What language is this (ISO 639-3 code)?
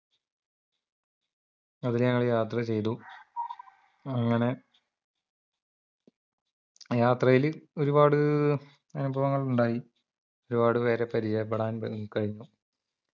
mal